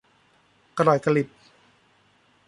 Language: Thai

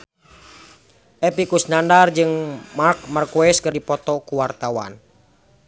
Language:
Sundanese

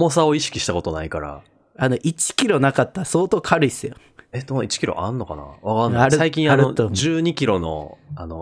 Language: Japanese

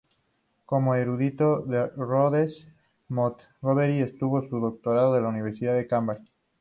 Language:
Spanish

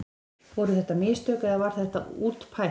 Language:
Icelandic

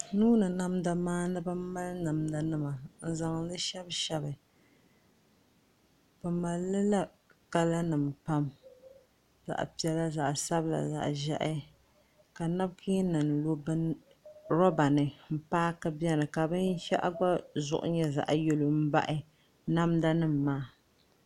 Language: Dagbani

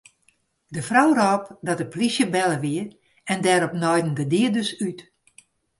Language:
Western Frisian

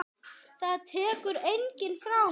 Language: Icelandic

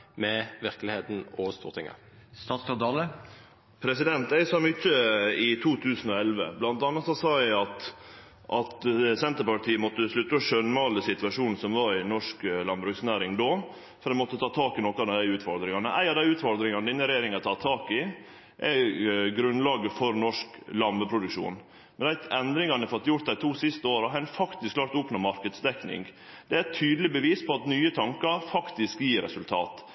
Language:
Norwegian Nynorsk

